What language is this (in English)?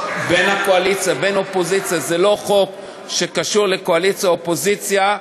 Hebrew